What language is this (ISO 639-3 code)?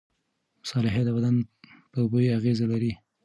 pus